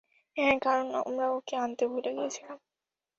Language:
Bangla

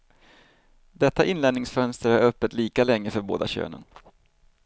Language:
Swedish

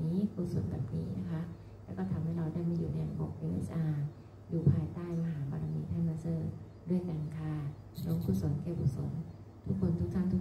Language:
Thai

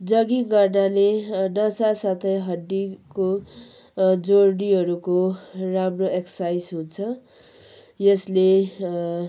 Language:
Nepali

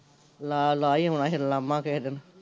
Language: Punjabi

